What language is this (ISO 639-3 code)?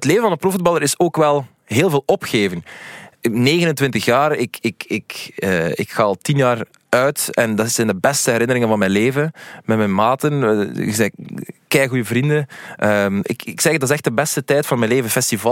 nld